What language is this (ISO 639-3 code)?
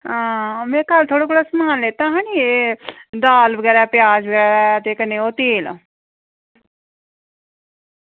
doi